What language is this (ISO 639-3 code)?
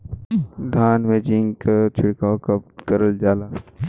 bho